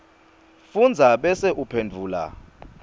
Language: Swati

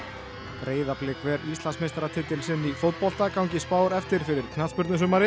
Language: Icelandic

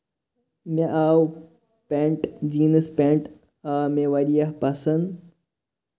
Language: Kashmiri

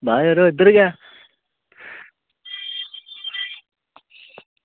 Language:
Dogri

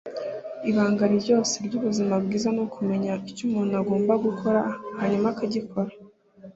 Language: Kinyarwanda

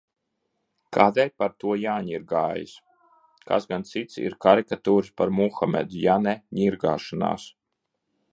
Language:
Latvian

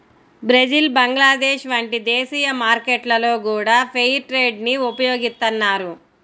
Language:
Telugu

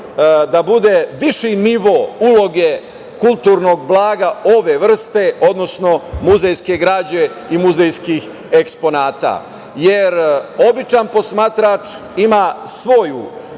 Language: Serbian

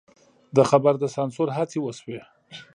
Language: Pashto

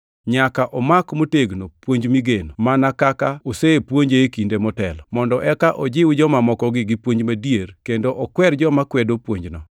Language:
Luo (Kenya and Tanzania)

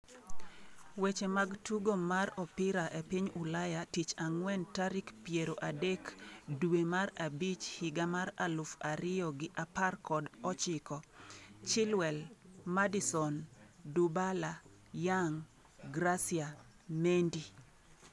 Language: Luo (Kenya and Tanzania)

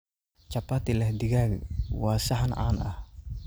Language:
Somali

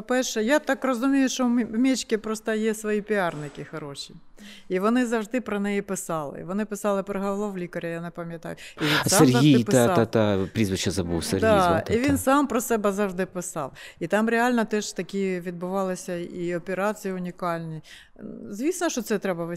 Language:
Ukrainian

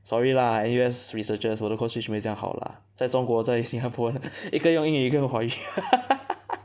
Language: English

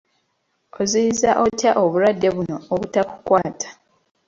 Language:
Ganda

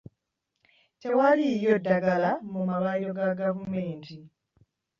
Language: Ganda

